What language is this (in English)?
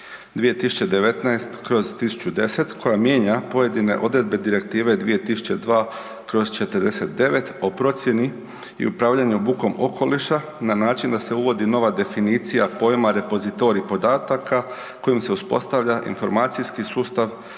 Croatian